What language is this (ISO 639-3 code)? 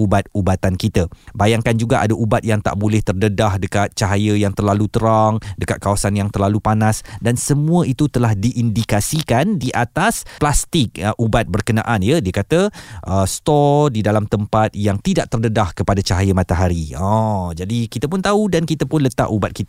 msa